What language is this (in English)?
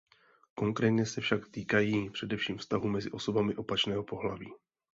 Czech